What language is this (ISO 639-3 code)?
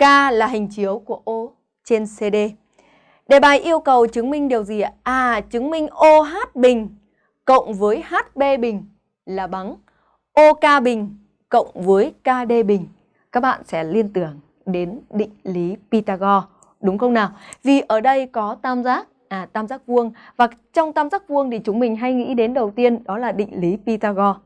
vie